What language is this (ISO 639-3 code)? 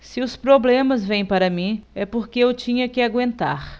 por